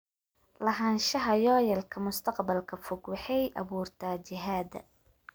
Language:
Somali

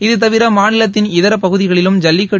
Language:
Tamil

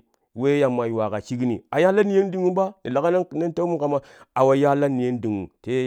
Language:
Kushi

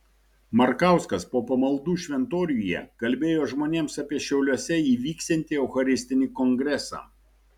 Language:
Lithuanian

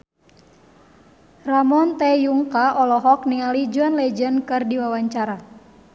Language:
Sundanese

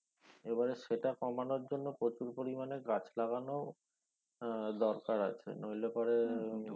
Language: Bangla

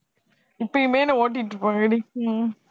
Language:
Tamil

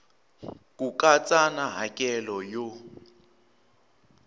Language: Tsonga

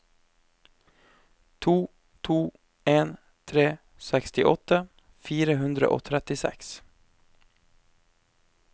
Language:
Norwegian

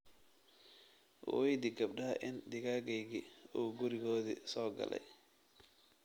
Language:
Somali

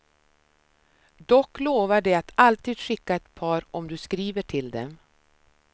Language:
Swedish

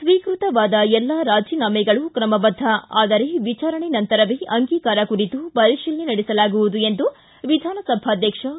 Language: Kannada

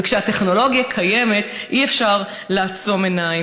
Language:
Hebrew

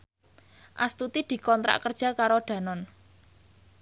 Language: Javanese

